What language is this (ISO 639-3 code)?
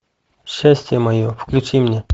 rus